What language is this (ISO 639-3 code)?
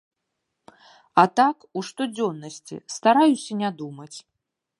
bel